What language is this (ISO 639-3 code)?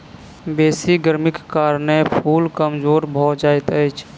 mai